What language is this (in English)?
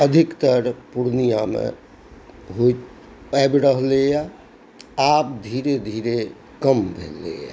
Maithili